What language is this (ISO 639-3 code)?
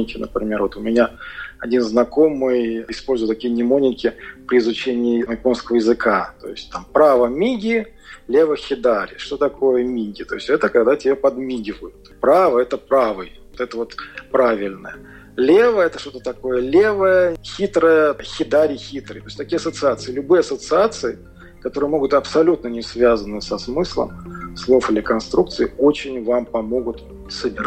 rus